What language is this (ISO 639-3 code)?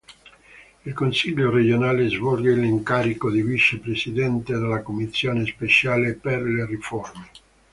ita